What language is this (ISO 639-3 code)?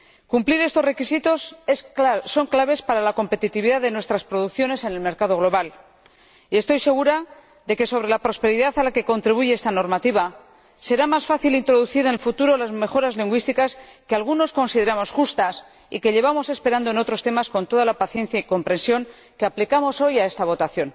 spa